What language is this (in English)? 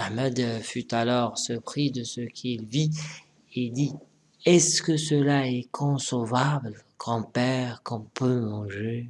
French